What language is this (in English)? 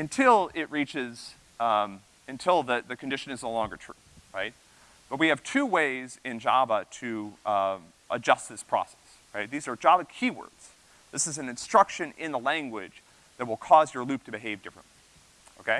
English